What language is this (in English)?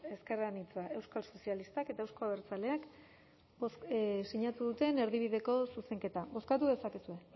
Basque